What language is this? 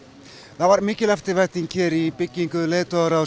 Icelandic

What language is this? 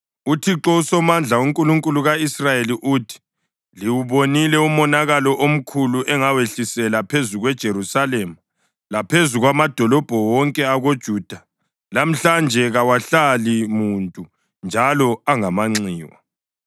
North Ndebele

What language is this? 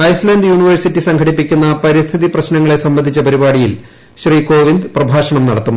Malayalam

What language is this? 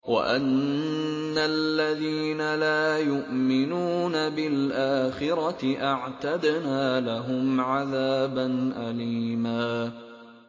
Arabic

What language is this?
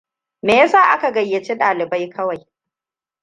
Hausa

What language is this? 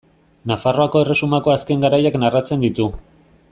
Basque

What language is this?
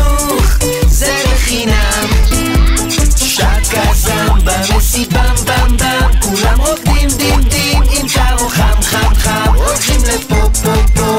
Hebrew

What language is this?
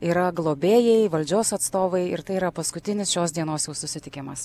Lithuanian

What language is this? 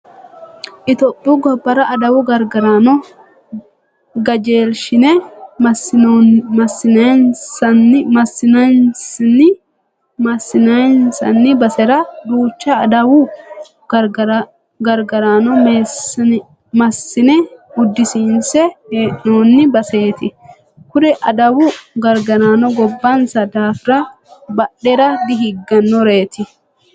Sidamo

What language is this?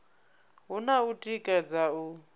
Venda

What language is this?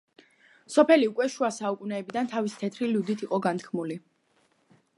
Georgian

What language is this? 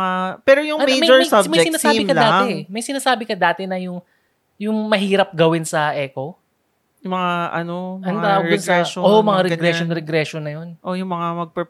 Filipino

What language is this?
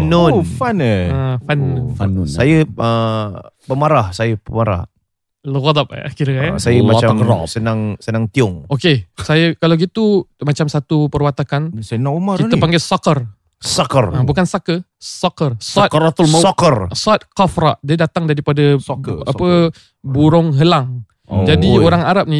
Malay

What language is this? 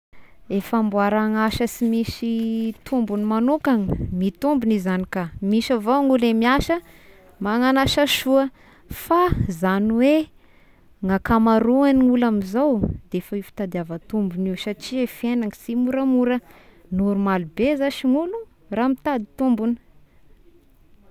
Tesaka Malagasy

